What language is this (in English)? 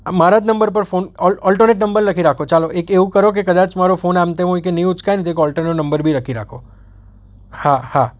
Gujarati